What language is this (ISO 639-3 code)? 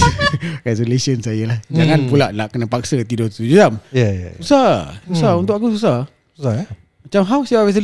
msa